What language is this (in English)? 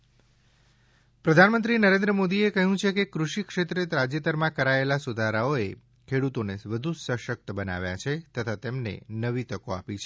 Gujarati